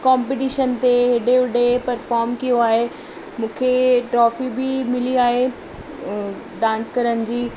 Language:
Sindhi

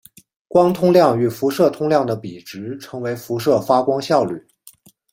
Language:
Chinese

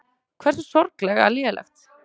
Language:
Icelandic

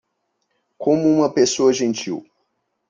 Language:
Portuguese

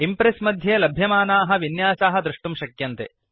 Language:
Sanskrit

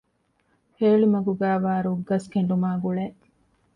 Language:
Divehi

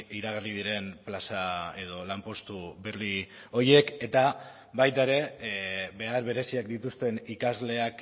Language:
Basque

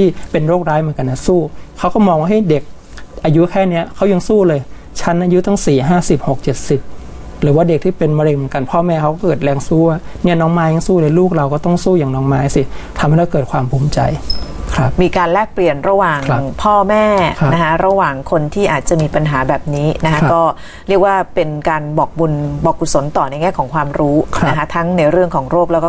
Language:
Thai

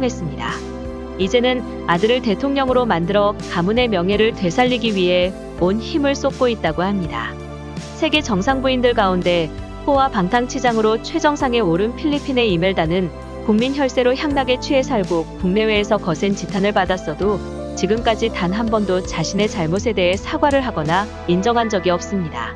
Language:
Korean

